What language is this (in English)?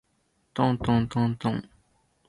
Japanese